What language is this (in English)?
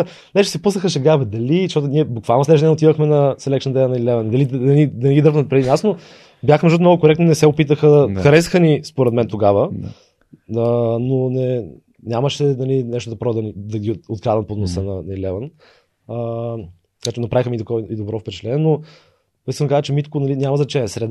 Bulgarian